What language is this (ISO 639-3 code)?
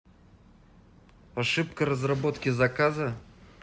rus